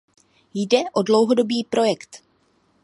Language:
Czech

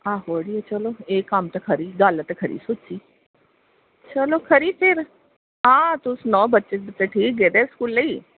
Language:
Dogri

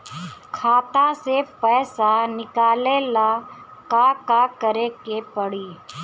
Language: Bhojpuri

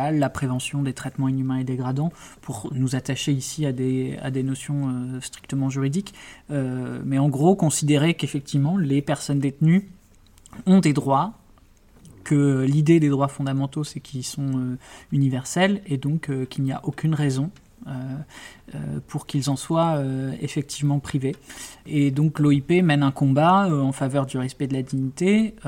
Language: French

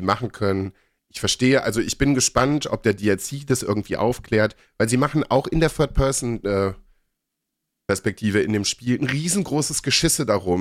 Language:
German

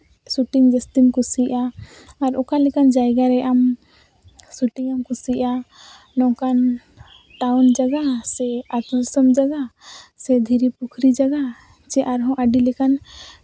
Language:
Santali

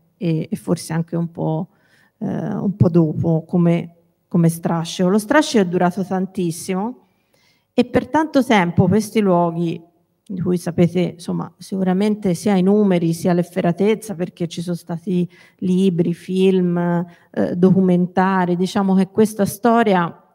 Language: Italian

